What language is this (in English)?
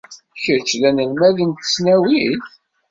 Kabyle